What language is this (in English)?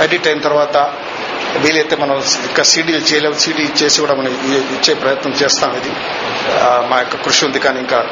Telugu